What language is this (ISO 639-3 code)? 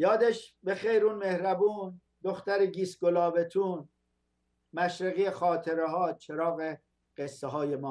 fas